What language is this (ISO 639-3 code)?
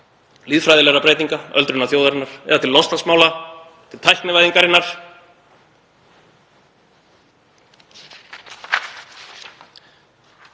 isl